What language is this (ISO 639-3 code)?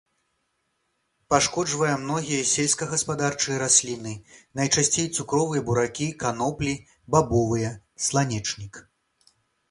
bel